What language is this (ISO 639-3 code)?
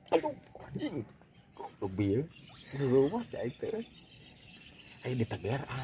ind